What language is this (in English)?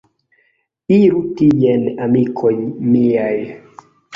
Esperanto